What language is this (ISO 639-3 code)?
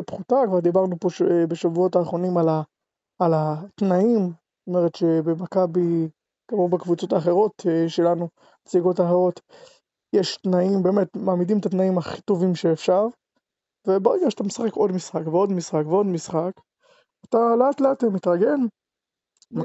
heb